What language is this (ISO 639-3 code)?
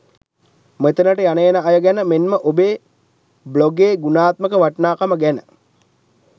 sin